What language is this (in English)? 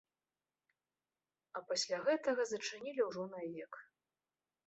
Belarusian